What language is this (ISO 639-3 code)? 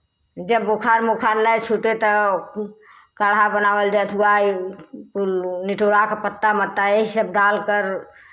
hin